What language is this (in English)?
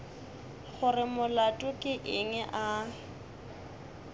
Northern Sotho